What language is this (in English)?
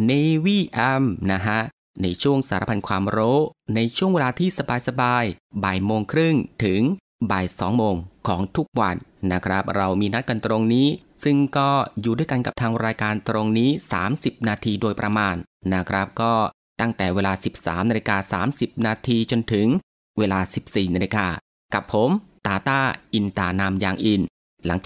Thai